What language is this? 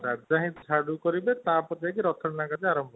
Odia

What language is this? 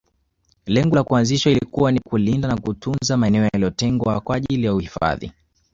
Swahili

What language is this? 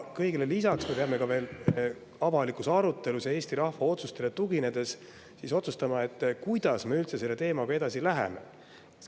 Estonian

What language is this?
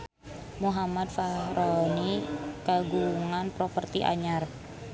Sundanese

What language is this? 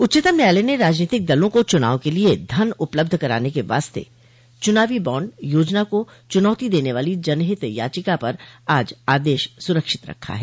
Hindi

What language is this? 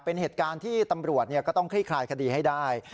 Thai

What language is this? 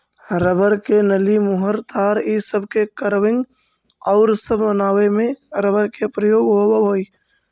Magahi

